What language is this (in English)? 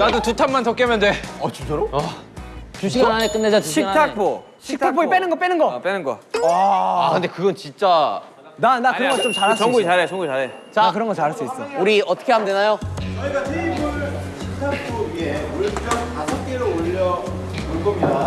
Korean